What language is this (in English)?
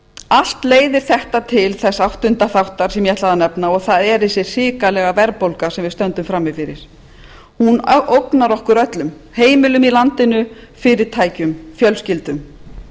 Icelandic